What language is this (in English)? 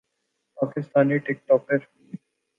Urdu